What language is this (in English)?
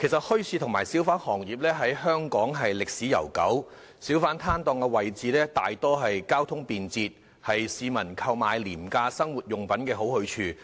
Cantonese